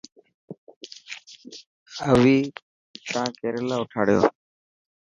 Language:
Dhatki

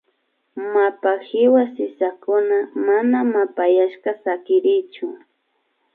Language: Imbabura Highland Quichua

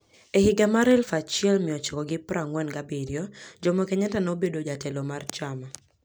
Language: Luo (Kenya and Tanzania)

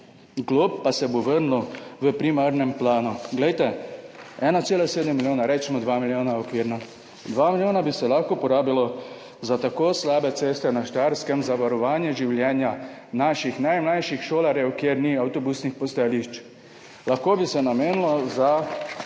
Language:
Slovenian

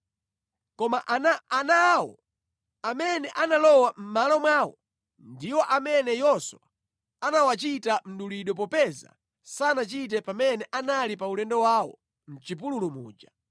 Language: Nyanja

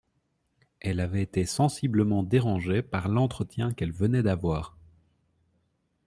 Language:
French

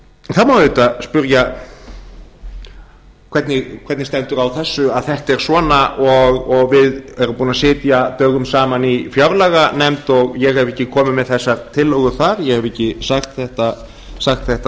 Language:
Icelandic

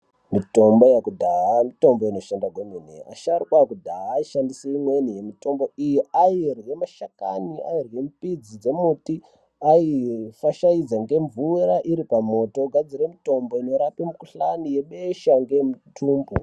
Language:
Ndau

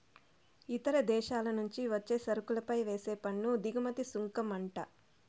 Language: Telugu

